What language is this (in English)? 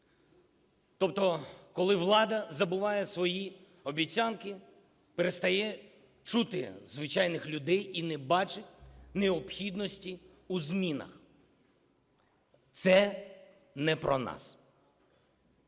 Ukrainian